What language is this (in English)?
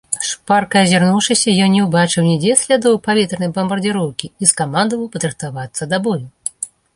Belarusian